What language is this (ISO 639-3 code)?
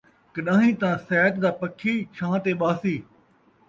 skr